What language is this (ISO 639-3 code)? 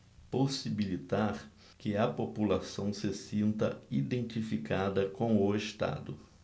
por